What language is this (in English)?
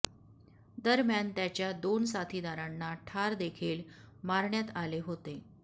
Marathi